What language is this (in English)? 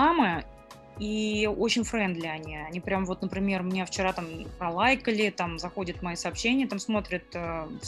Russian